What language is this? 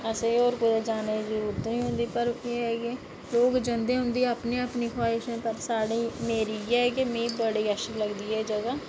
Dogri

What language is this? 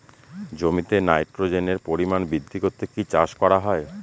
Bangla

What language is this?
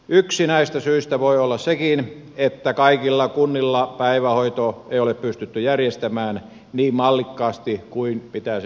Finnish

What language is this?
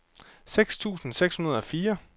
Danish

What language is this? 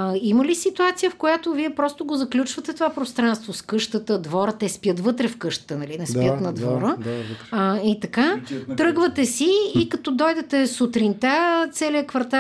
Bulgarian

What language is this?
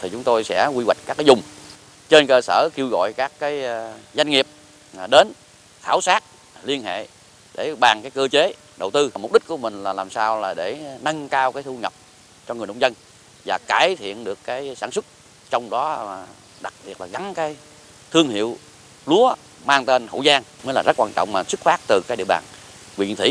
Vietnamese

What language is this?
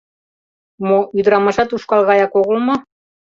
Mari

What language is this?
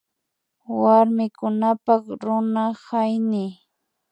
Imbabura Highland Quichua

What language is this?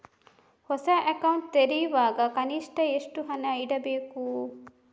Kannada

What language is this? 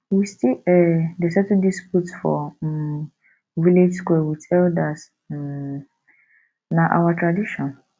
Nigerian Pidgin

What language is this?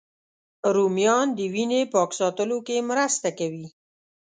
Pashto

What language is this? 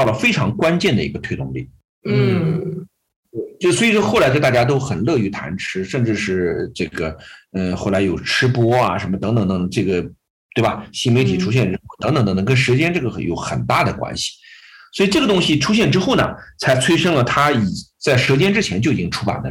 Chinese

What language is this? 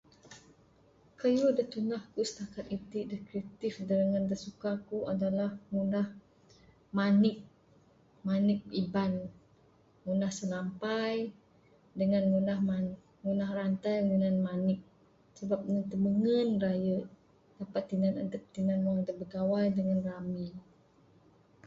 Bukar-Sadung Bidayuh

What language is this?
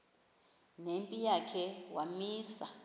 Xhosa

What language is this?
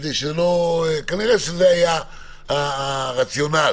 Hebrew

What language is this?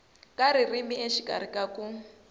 Tsonga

